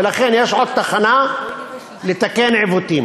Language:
Hebrew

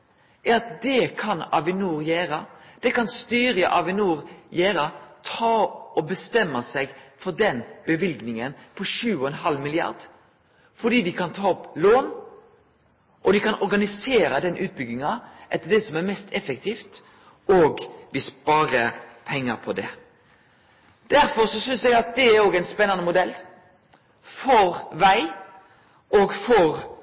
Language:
Norwegian Nynorsk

